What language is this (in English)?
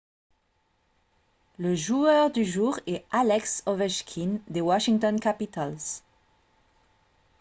French